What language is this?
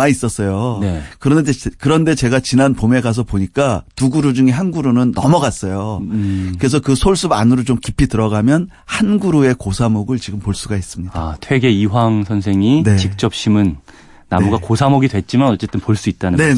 Korean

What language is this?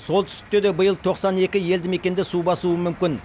Kazakh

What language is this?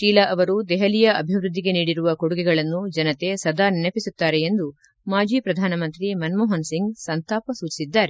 Kannada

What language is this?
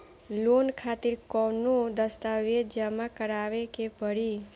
Bhojpuri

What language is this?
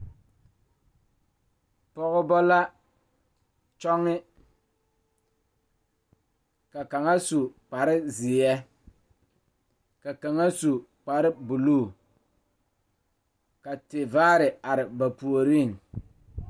Southern Dagaare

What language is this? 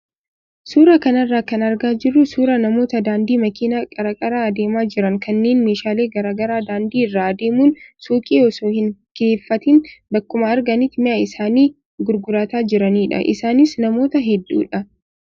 Oromo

